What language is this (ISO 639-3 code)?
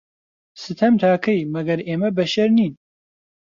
ckb